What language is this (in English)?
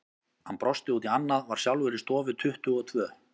Icelandic